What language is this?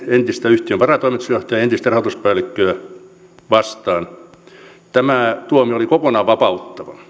Finnish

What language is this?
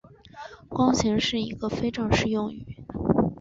Chinese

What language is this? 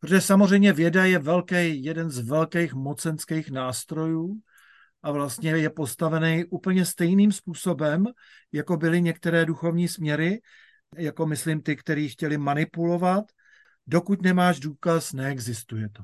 Czech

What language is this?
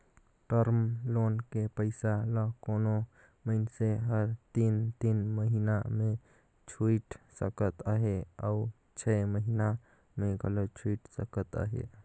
Chhattisgarhi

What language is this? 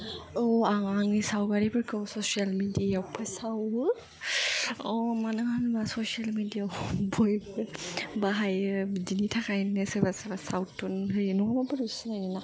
Bodo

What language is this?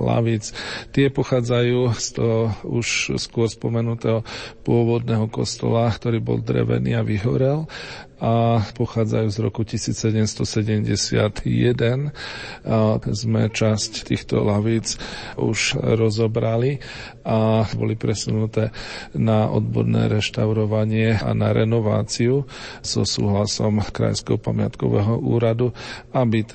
Slovak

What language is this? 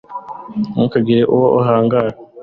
Kinyarwanda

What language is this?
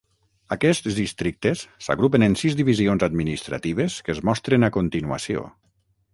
Catalan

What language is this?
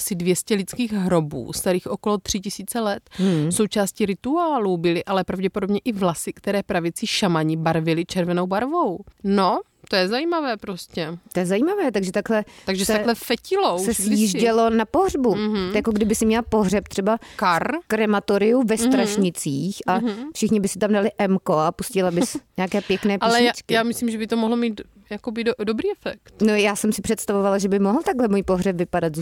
Czech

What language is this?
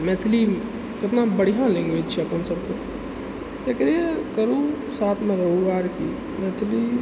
Maithili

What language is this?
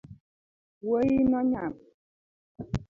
Luo (Kenya and Tanzania)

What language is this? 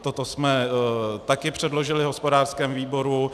Czech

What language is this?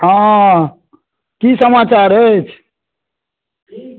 Maithili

